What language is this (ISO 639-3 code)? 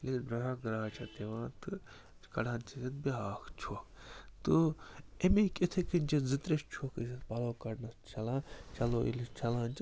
kas